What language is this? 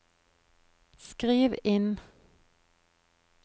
Norwegian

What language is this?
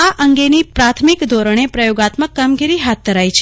Gujarati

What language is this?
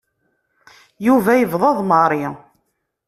Kabyle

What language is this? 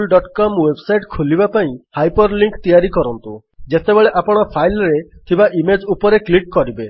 Odia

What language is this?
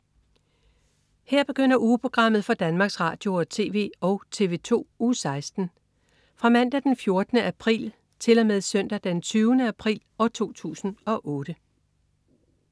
Danish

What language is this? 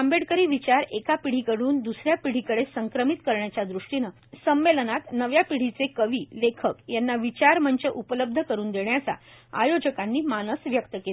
Marathi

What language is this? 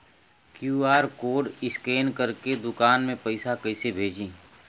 Bhojpuri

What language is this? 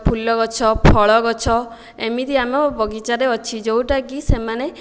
Odia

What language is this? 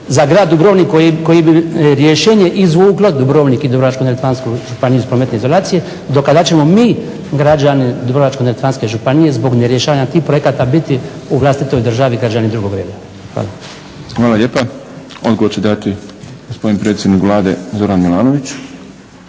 Croatian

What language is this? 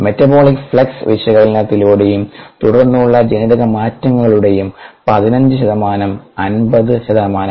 Malayalam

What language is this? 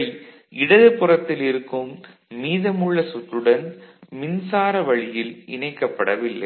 Tamil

